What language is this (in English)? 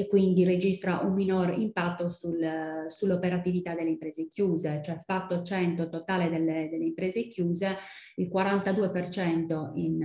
Italian